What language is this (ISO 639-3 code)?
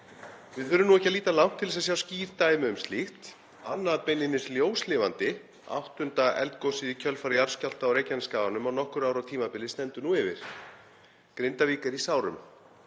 isl